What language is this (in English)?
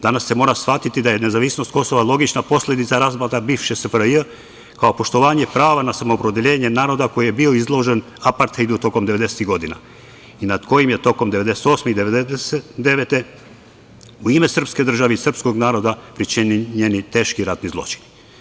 Serbian